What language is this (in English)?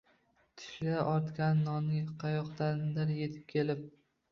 Uzbek